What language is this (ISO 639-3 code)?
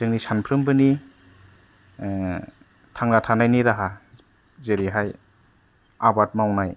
brx